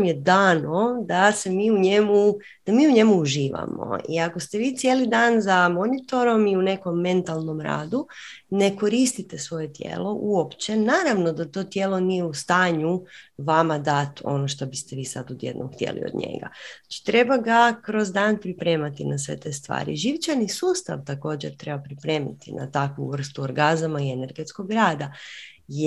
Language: Croatian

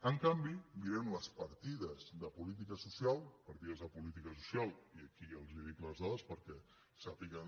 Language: Catalan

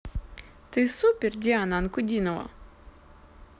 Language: Russian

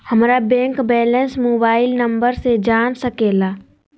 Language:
Magahi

